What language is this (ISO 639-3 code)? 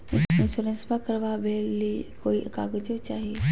mag